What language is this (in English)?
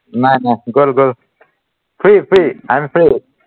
Assamese